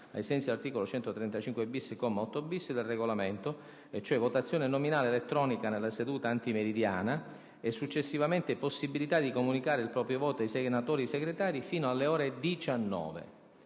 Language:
Italian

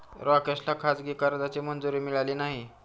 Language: Marathi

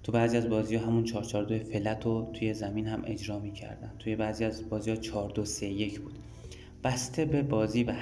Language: Persian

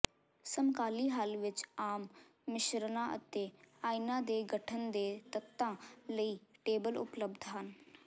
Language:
Punjabi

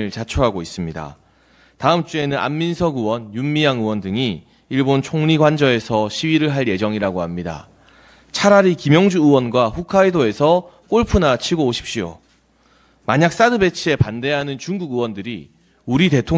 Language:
Korean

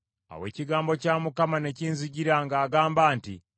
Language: Ganda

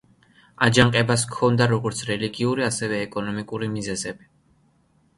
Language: Georgian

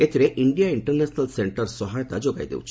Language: Odia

